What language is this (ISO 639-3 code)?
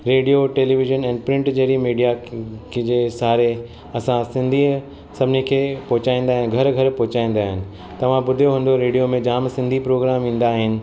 snd